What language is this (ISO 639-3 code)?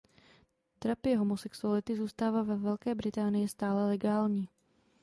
ces